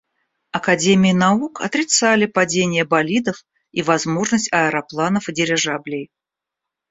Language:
Russian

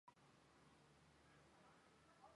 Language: Chinese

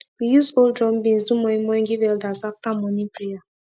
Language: Nigerian Pidgin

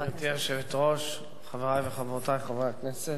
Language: Hebrew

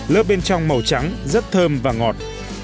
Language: Vietnamese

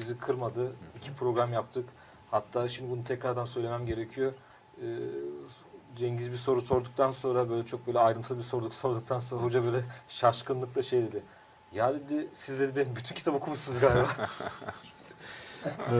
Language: Turkish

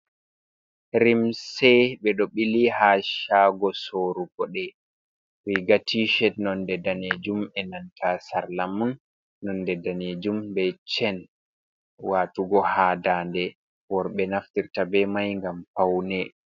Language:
Fula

